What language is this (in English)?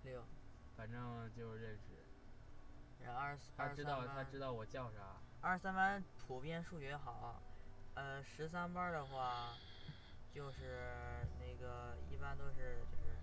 Chinese